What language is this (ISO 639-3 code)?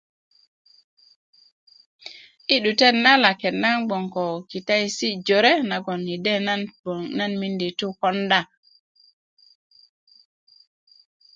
ukv